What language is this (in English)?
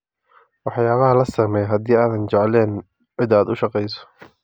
Somali